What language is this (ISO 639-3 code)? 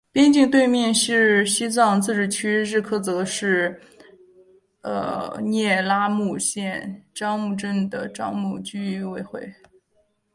zho